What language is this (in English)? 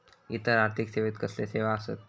Marathi